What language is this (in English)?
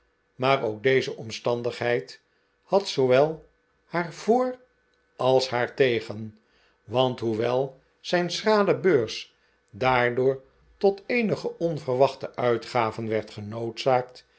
Dutch